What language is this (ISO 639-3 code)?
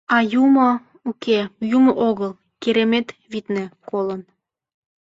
chm